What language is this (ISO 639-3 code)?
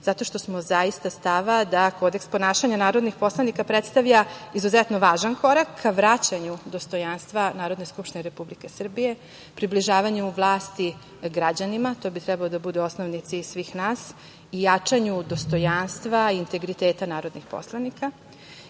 srp